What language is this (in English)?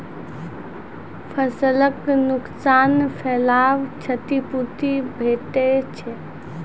Maithili